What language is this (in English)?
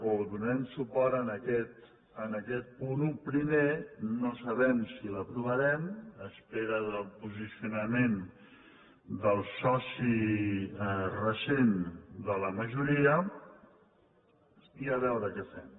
Catalan